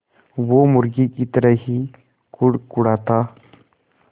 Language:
Hindi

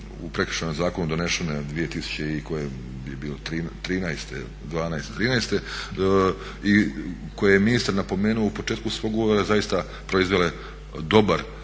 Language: Croatian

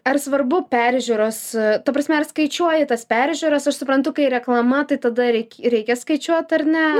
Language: Lithuanian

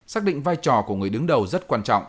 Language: Vietnamese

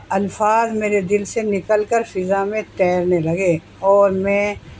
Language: Urdu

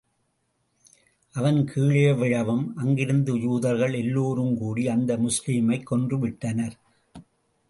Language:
Tamil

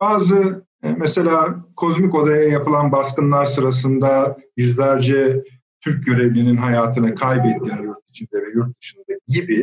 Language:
Turkish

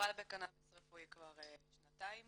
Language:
Hebrew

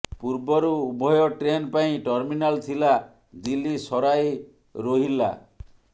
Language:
Odia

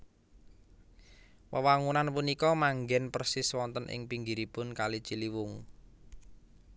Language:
Javanese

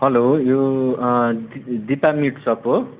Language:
Nepali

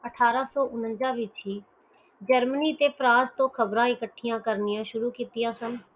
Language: Punjabi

